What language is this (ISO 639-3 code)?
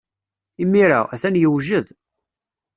kab